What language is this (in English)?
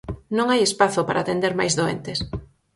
Galician